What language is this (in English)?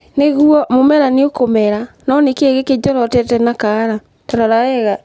Kikuyu